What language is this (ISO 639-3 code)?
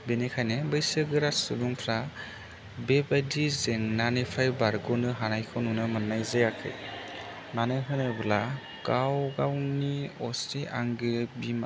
brx